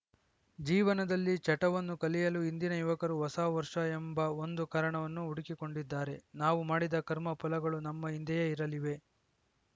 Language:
Kannada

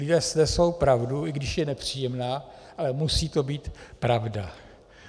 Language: Czech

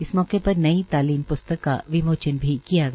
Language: Hindi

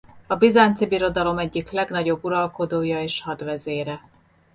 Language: Hungarian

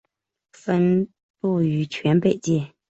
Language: Chinese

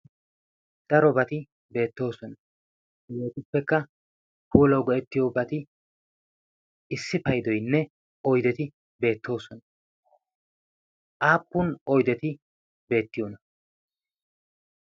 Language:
Wolaytta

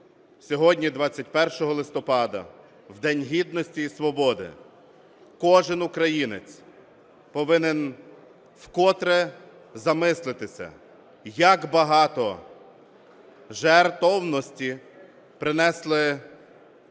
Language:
Ukrainian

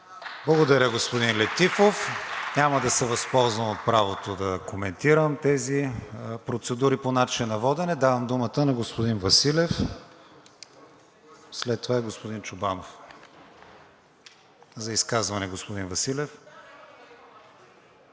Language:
Bulgarian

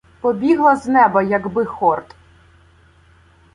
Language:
Ukrainian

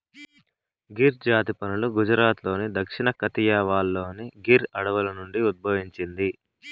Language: Telugu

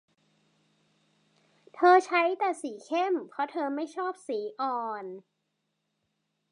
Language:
Thai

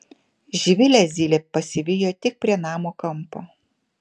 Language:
Lithuanian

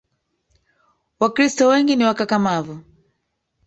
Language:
Swahili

